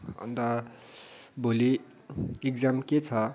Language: Nepali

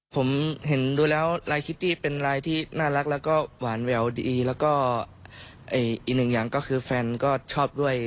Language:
Thai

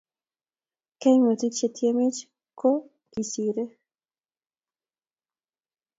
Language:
Kalenjin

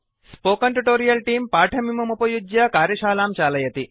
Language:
Sanskrit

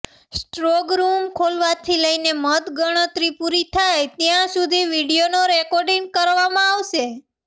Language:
Gujarati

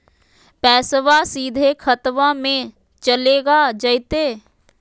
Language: Magahi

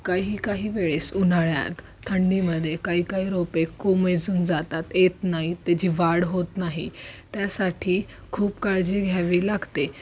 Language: Marathi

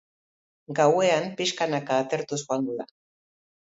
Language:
Basque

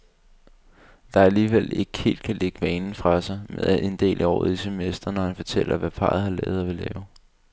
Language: Danish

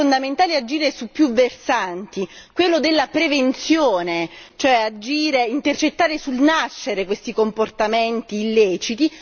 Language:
Italian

